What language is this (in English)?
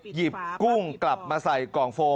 Thai